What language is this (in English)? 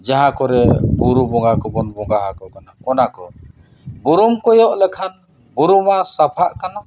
Santali